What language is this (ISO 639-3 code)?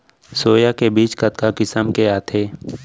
hne